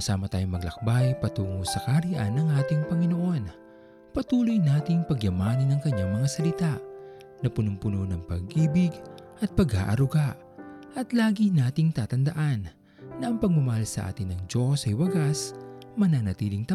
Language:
Filipino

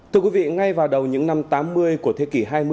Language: Vietnamese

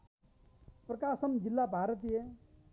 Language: Nepali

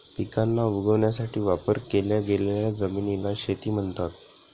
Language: Marathi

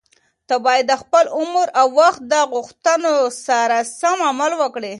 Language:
Pashto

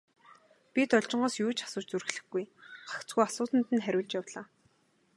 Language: Mongolian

